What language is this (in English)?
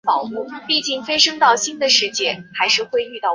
Chinese